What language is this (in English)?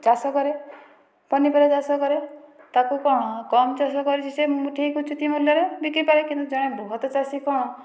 Odia